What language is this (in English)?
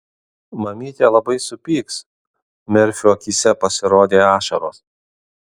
Lithuanian